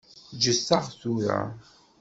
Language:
Kabyle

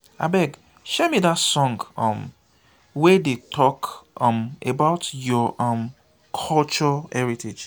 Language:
Nigerian Pidgin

